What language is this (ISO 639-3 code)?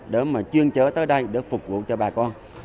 vie